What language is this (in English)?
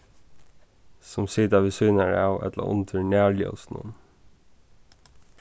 Faroese